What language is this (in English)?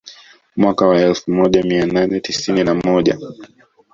Swahili